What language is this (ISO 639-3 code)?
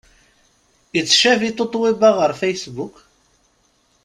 kab